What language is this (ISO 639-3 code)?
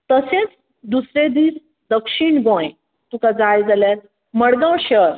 kok